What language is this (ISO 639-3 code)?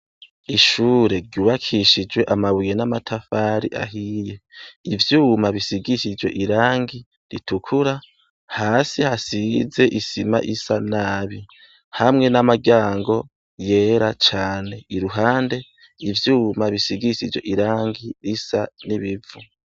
run